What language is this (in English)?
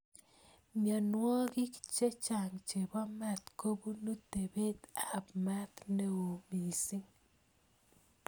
Kalenjin